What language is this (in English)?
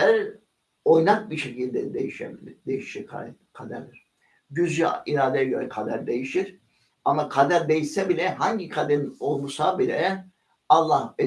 Turkish